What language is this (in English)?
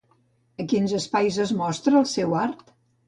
Catalan